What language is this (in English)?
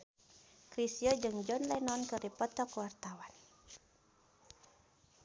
Sundanese